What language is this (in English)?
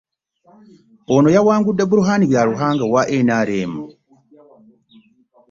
Ganda